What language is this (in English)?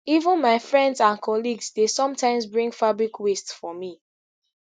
Nigerian Pidgin